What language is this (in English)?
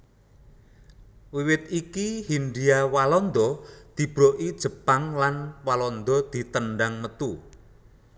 Javanese